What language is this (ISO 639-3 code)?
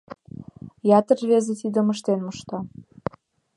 chm